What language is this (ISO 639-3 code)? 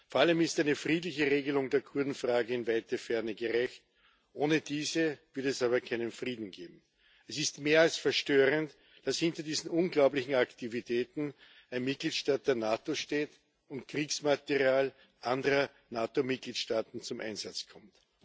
deu